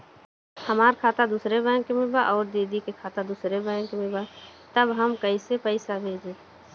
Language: Bhojpuri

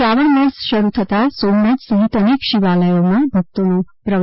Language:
Gujarati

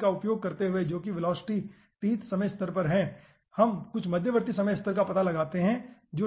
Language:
Hindi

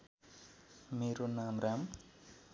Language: Nepali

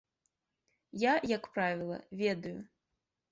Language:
Belarusian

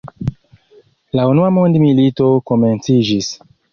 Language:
Esperanto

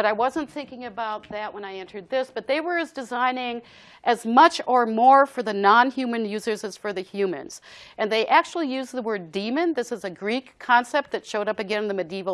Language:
English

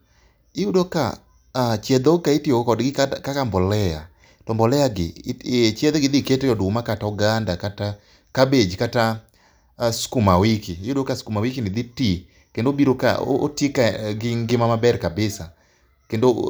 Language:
Luo (Kenya and Tanzania)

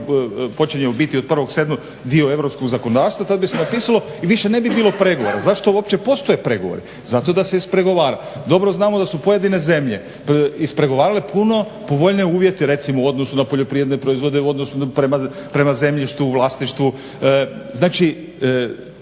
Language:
Croatian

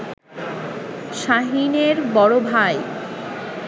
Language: Bangla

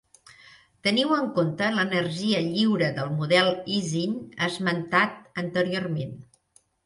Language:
Catalan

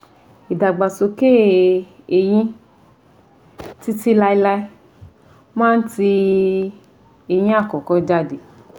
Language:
Yoruba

